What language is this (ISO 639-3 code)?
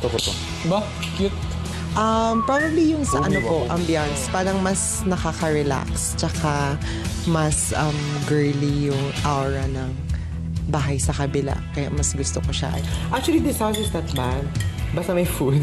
fil